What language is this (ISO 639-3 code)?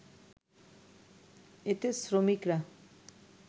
ben